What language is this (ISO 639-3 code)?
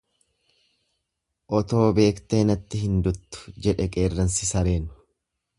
orm